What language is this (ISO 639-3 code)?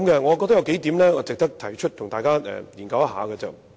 yue